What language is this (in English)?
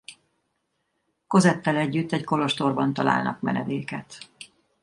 Hungarian